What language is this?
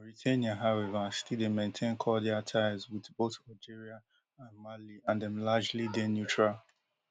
Nigerian Pidgin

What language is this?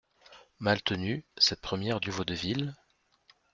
French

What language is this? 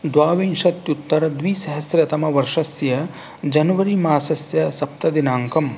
Sanskrit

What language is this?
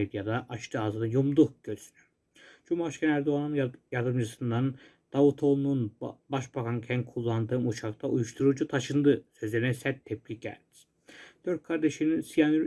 Turkish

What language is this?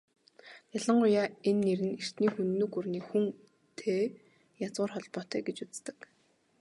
Mongolian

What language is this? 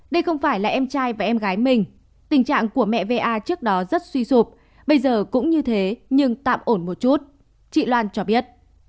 Vietnamese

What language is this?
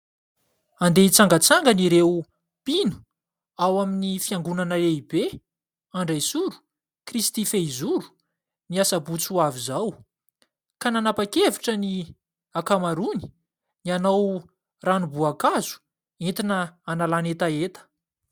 Malagasy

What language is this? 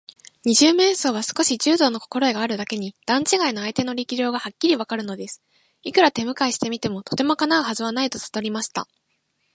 Japanese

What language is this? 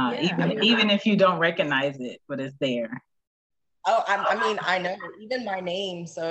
English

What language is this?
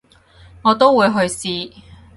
Cantonese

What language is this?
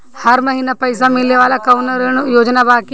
Bhojpuri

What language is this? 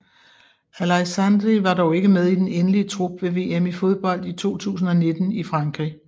Danish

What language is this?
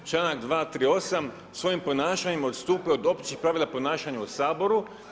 Croatian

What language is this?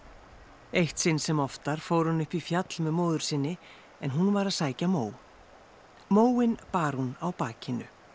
Icelandic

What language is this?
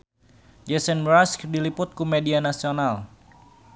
Sundanese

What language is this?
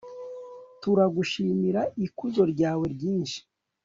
Kinyarwanda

